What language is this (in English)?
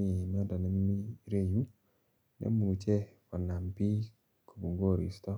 Kalenjin